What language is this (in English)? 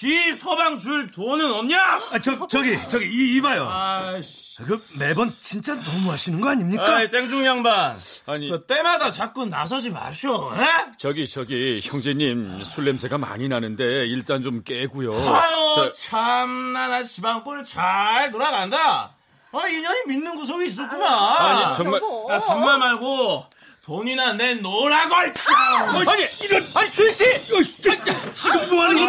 Korean